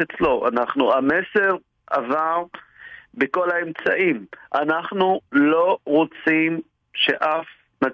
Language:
Hebrew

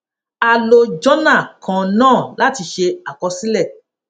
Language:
Yoruba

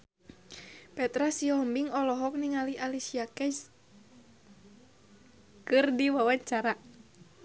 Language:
Sundanese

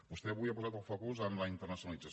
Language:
Catalan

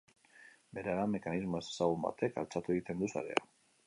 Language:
Basque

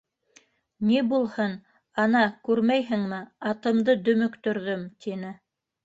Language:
Bashkir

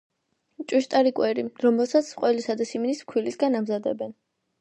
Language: Georgian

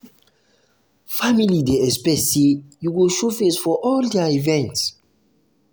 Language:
Nigerian Pidgin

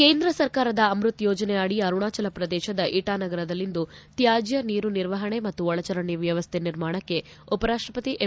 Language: Kannada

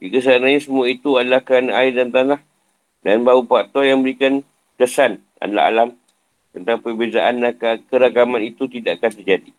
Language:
Malay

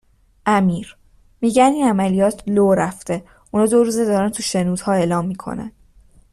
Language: Persian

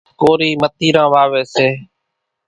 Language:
Kachi Koli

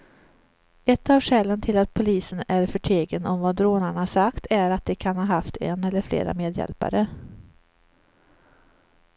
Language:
Swedish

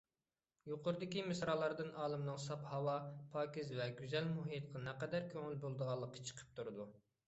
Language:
Uyghur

